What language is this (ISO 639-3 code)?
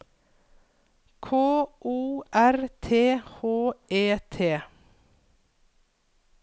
nor